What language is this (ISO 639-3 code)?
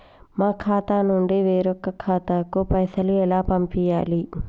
tel